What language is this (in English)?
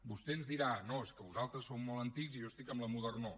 Catalan